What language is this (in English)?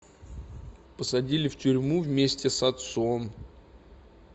Russian